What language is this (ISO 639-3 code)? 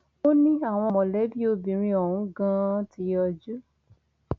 yor